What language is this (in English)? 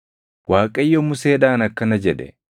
Oromo